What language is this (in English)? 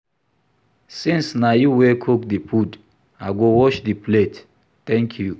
Nigerian Pidgin